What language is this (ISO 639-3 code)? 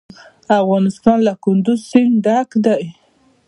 pus